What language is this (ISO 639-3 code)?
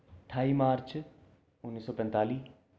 doi